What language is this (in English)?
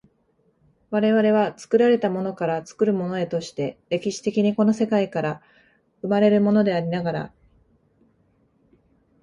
Japanese